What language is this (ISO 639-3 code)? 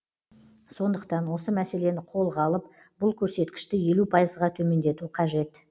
kaz